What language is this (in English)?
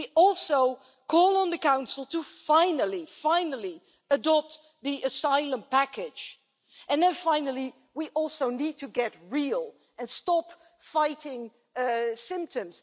English